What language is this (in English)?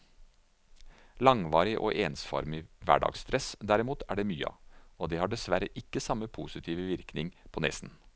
Norwegian